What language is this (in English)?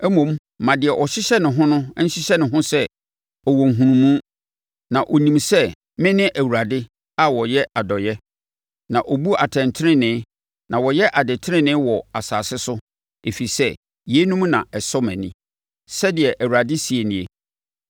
Akan